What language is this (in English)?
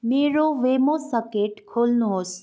Nepali